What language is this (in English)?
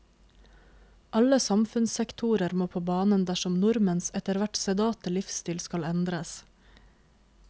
Norwegian